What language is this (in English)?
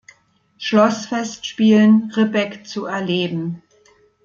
German